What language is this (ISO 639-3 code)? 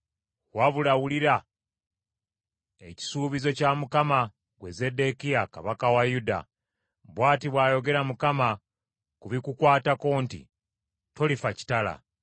lug